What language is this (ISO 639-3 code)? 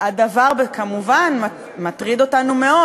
heb